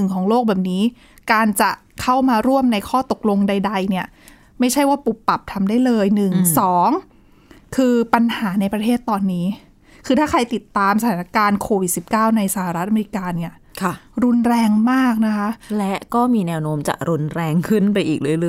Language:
Thai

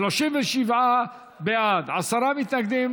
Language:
Hebrew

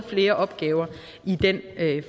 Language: Danish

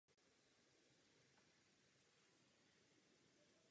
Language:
Czech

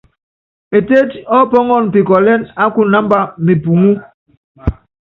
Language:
Yangben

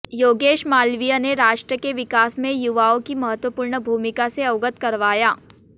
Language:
Hindi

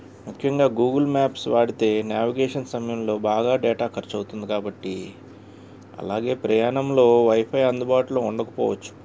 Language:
Telugu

